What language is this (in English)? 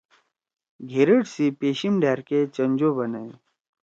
Torwali